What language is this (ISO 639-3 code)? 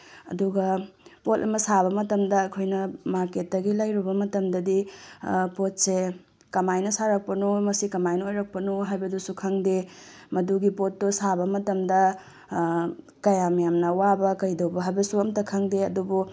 mni